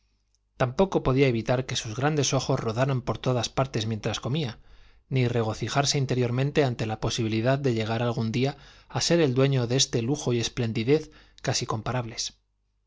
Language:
Spanish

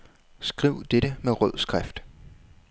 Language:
Danish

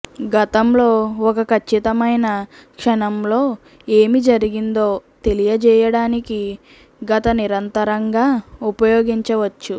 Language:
Telugu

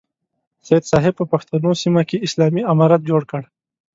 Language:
Pashto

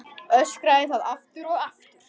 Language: Icelandic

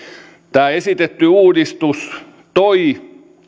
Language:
Finnish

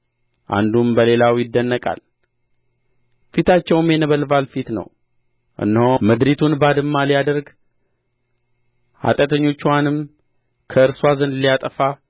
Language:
Amharic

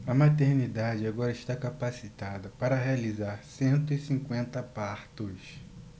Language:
Portuguese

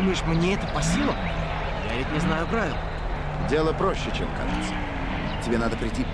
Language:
Russian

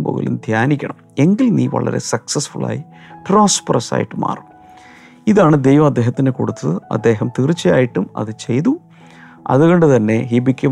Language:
Malayalam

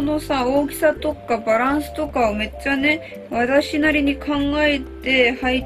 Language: Japanese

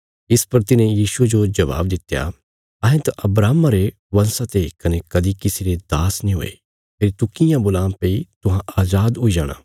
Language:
Bilaspuri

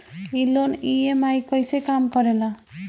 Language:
Bhojpuri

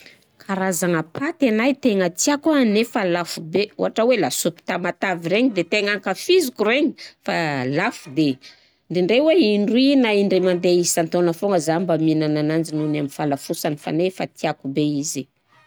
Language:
Southern Betsimisaraka Malagasy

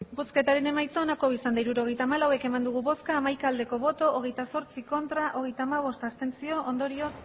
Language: Basque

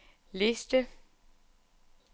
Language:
Danish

